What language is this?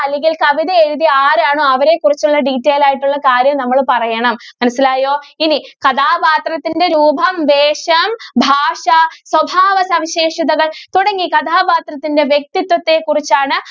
Malayalam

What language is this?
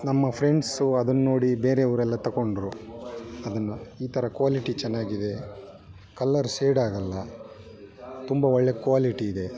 Kannada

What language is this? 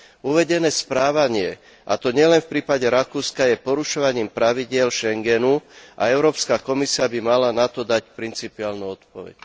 Slovak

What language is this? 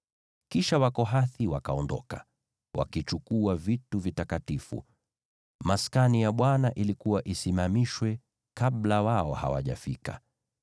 Swahili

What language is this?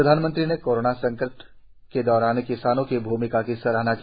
Hindi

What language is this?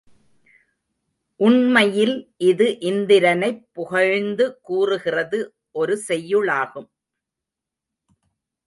Tamil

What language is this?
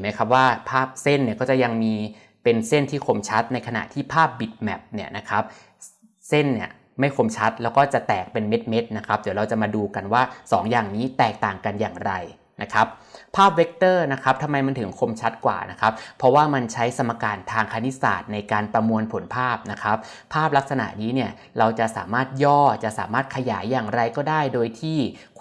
Thai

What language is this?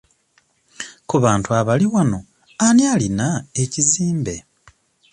Ganda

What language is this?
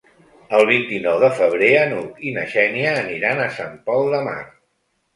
Catalan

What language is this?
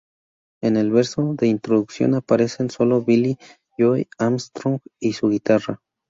Spanish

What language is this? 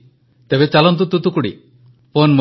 Odia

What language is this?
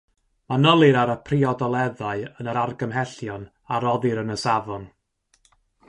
Welsh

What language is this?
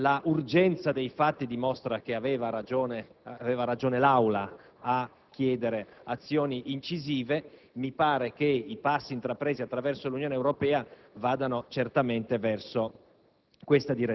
Italian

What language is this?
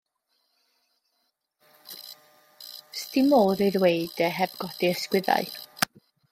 Welsh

